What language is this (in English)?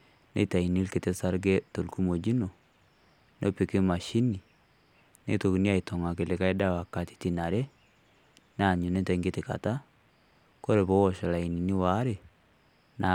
Masai